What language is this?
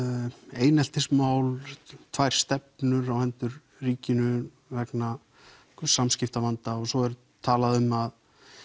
Icelandic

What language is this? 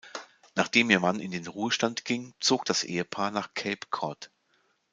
German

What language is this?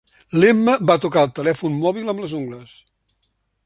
Catalan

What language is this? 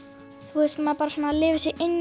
Icelandic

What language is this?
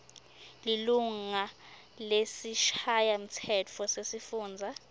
Swati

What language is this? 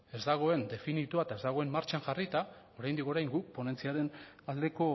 Basque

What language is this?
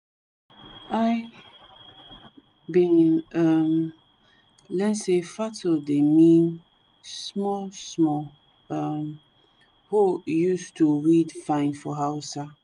Nigerian Pidgin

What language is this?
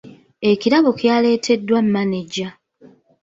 Ganda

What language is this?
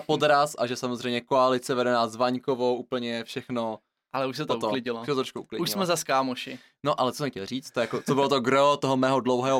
Czech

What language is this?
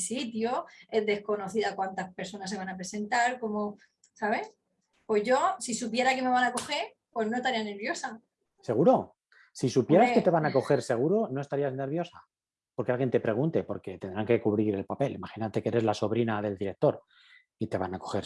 Spanish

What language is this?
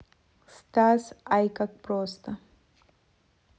Russian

